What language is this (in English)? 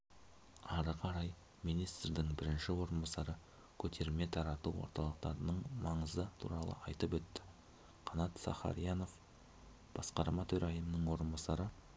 Kazakh